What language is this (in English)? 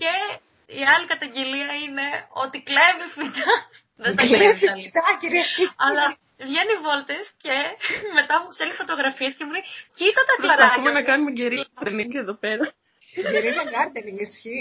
Greek